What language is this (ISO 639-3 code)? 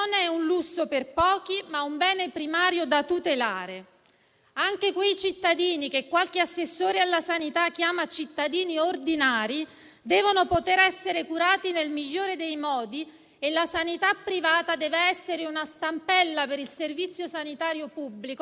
ita